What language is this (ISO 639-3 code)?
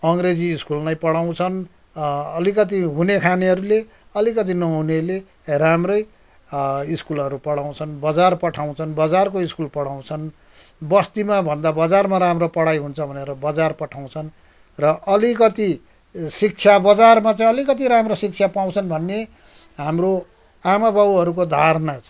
nep